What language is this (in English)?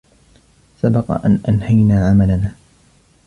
Arabic